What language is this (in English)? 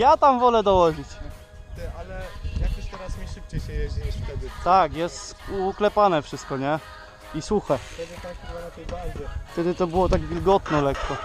Polish